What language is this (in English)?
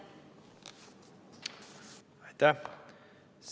Estonian